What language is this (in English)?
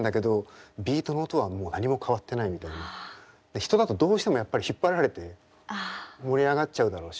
Japanese